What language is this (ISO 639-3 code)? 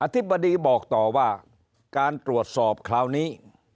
tha